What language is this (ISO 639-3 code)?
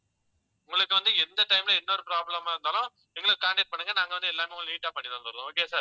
tam